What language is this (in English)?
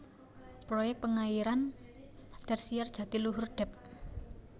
Javanese